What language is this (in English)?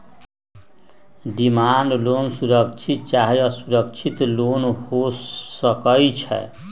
Magahi